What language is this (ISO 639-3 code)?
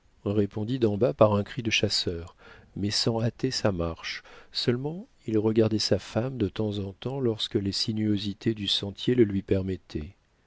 fra